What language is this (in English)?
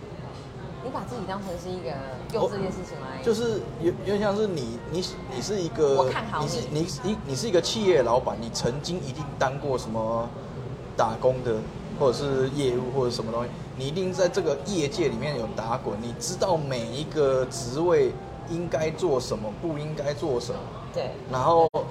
Chinese